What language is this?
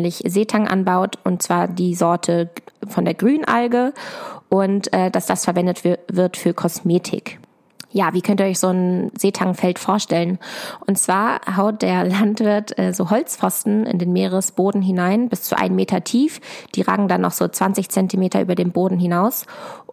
German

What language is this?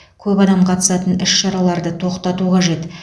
Kazakh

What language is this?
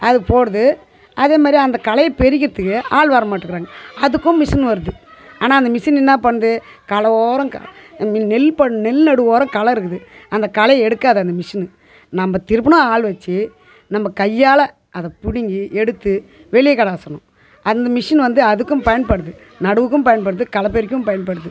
Tamil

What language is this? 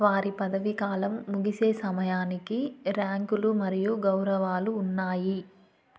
Telugu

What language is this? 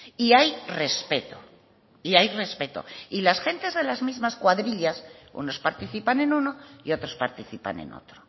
Spanish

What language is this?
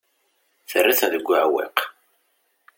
Kabyle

